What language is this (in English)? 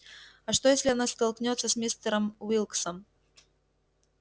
Russian